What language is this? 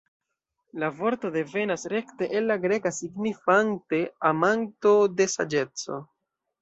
Esperanto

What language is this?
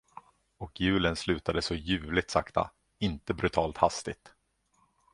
Swedish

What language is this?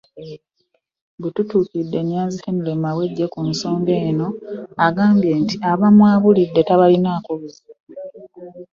Ganda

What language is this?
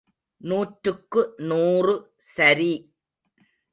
Tamil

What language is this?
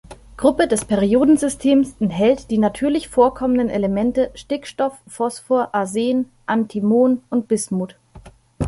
German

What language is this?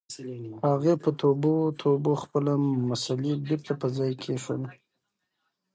Pashto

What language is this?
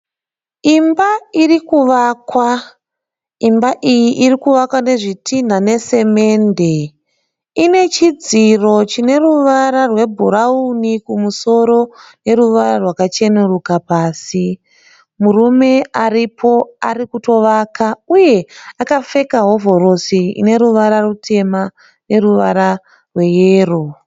Shona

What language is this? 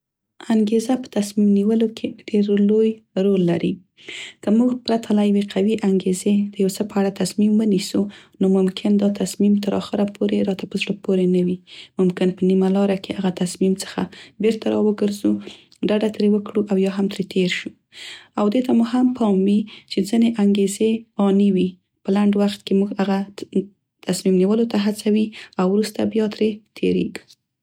Central Pashto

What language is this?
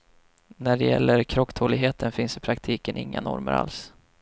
Swedish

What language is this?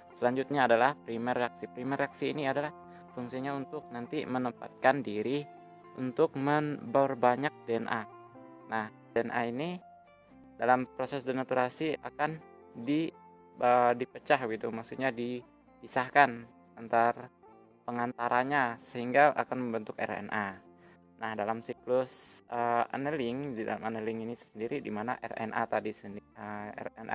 Indonesian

